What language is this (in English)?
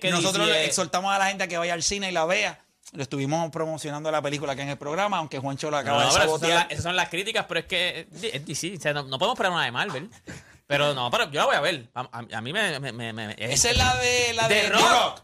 Spanish